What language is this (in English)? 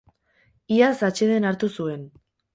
Basque